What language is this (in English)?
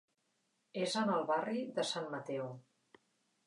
Catalan